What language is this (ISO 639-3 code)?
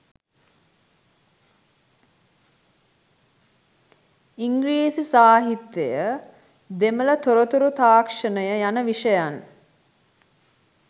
sin